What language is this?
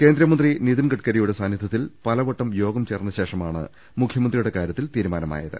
Malayalam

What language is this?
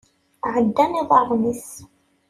Kabyle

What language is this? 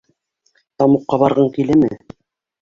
Bashkir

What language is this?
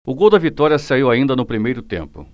Portuguese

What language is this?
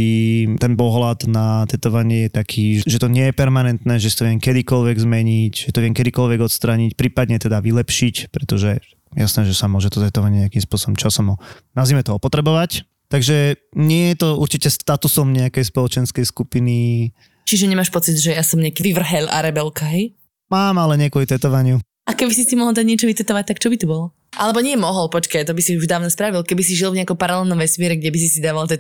Slovak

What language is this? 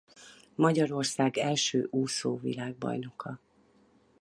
Hungarian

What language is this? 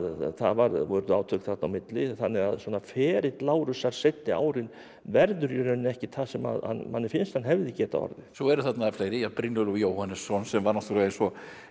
Icelandic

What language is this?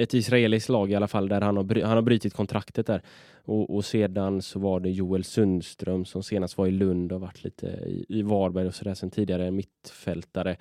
Swedish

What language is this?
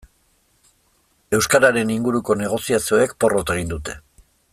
Basque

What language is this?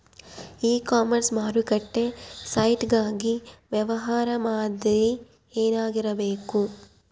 Kannada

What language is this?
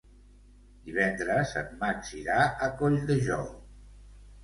Catalan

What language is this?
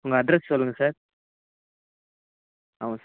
Tamil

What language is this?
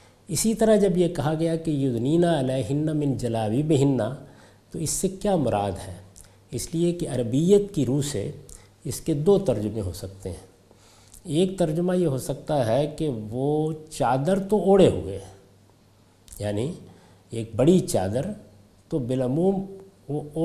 Urdu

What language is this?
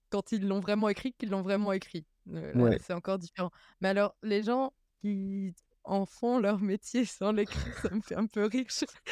French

